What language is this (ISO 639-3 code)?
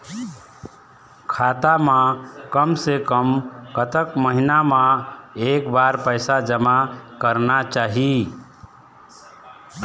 hne